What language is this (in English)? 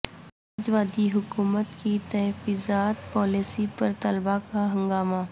Urdu